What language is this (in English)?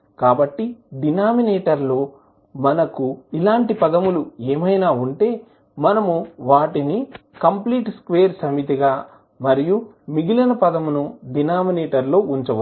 Telugu